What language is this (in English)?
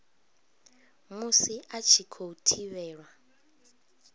Venda